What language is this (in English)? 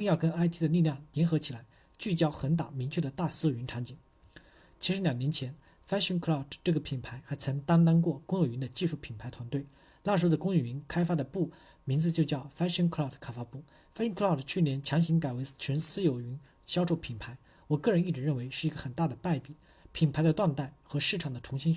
Chinese